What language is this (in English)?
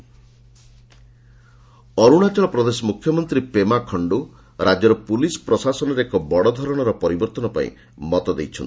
Odia